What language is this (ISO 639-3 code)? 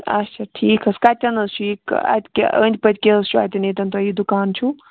kas